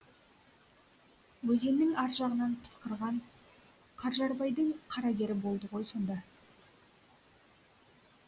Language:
Kazakh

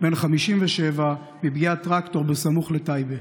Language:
Hebrew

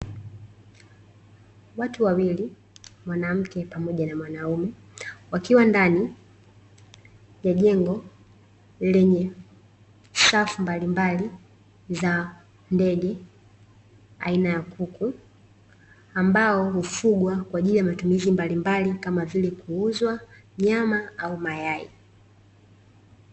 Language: Swahili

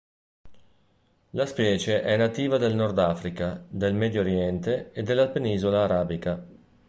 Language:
Italian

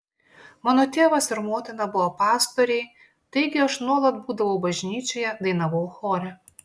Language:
Lithuanian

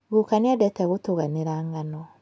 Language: Kikuyu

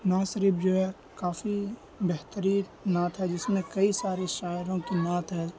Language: Urdu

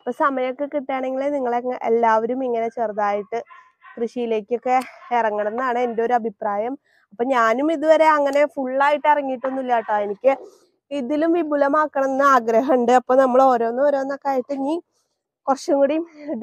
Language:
Thai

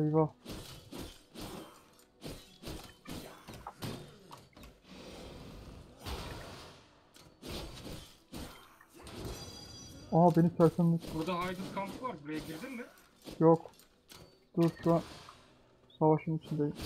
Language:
Turkish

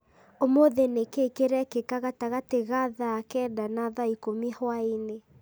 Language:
Kikuyu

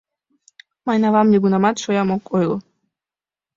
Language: Mari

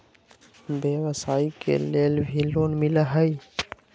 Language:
Magahi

